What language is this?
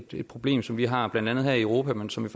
Danish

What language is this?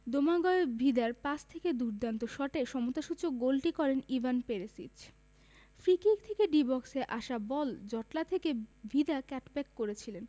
Bangla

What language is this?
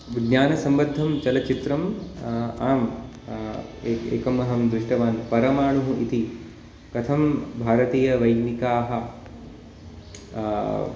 Sanskrit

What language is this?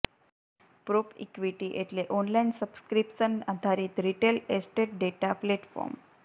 Gujarati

